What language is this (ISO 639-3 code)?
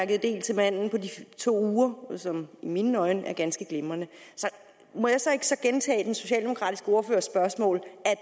dan